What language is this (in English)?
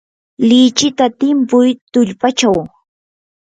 Yanahuanca Pasco Quechua